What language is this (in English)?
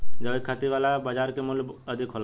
Bhojpuri